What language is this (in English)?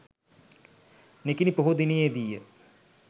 Sinhala